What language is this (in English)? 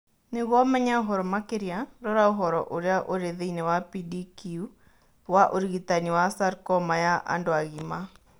Kikuyu